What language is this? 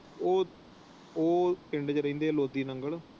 Punjabi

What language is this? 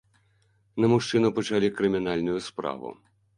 Belarusian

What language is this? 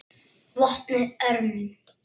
Icelandic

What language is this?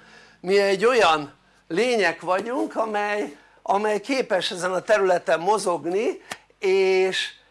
Hungarian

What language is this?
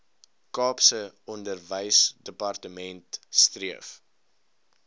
Afrikaans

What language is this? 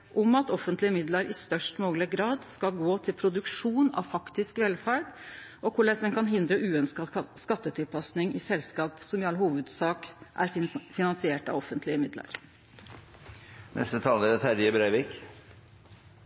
Norwegian Nynorsk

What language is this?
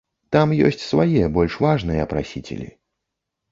Belarusian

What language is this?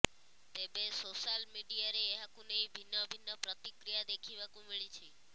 Odia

